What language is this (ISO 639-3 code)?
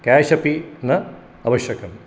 san